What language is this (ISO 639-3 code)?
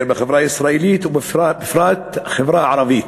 heb